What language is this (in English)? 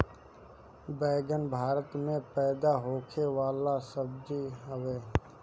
Bhojpuri